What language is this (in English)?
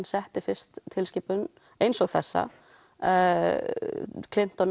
Icelandic